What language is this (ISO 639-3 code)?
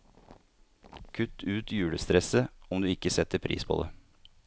nor